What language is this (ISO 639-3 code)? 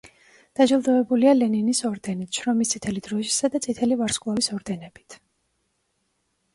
kat